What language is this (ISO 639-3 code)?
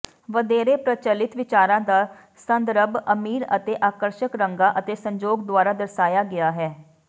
pan